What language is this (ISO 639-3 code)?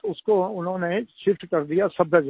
hin